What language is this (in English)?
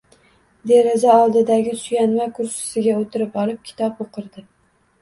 Uzbek